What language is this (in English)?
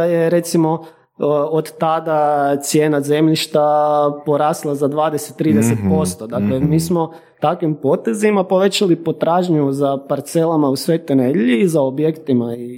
Croatian